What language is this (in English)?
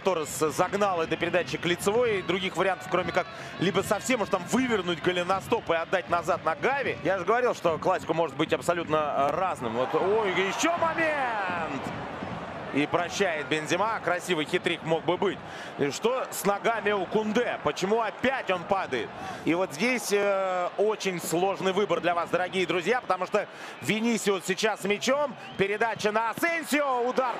Russian